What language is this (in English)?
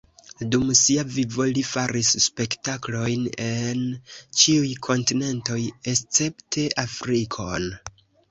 Esperanto